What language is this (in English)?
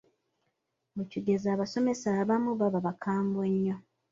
Ganda